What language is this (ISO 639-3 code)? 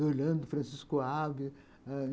por